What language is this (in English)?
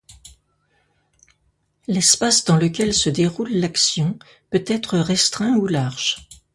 French